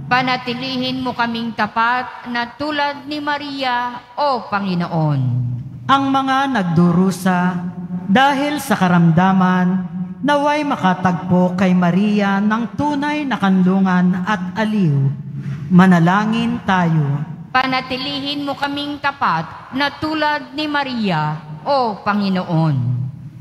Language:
Filipino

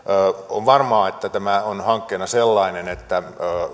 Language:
Finnish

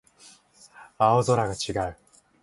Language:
Japanese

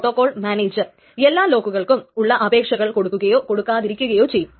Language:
Malayalam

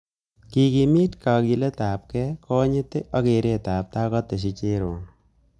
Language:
Kalenjin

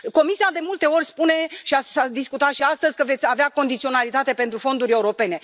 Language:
Romanian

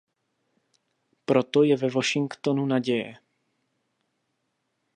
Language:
Czech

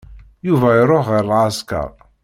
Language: Kabyle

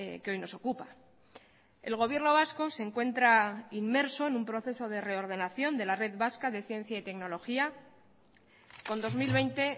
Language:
Spanish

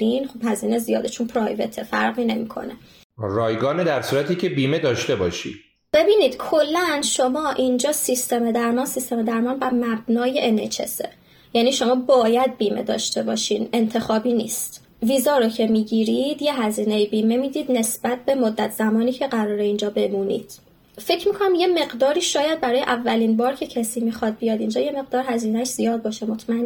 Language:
Persian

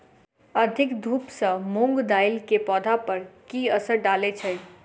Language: Maithili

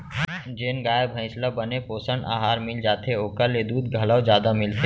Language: Chhattisgarhi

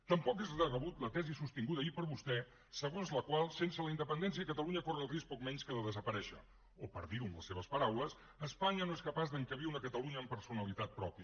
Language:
Catalan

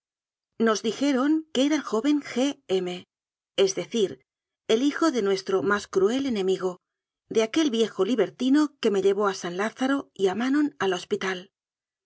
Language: Spanish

